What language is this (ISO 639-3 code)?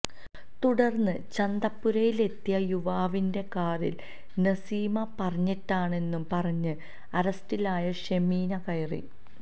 mal